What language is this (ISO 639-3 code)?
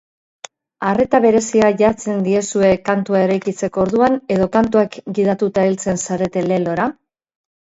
eus